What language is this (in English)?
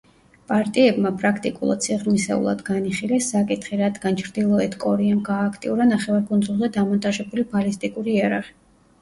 Georgian